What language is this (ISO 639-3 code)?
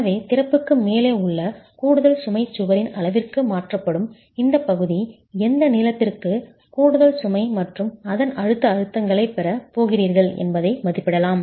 tam